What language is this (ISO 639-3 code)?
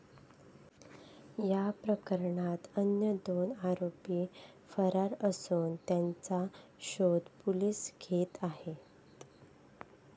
mar